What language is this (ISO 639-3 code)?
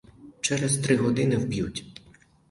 ukr